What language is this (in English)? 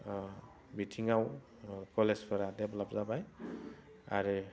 Bodo